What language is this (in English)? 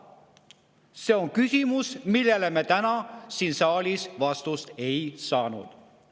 Estonian